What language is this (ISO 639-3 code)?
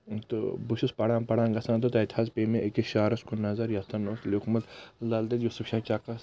kas